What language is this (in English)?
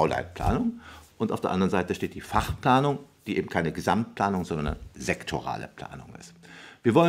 German